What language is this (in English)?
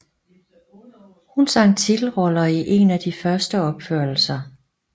Danish